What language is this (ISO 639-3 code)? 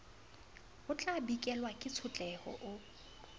sot